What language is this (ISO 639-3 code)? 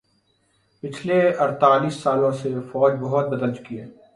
urd